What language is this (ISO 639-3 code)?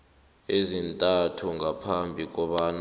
nbl